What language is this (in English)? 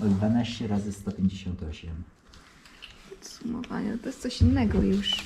Polish